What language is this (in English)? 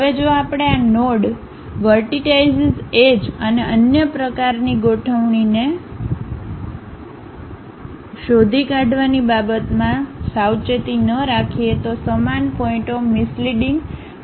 Gujarati